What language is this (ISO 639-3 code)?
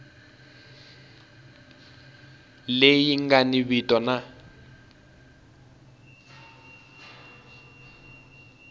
tso